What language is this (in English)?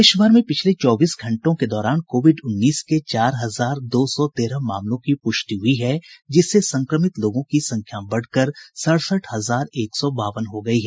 Hindi